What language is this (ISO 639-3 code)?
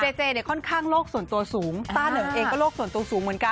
tha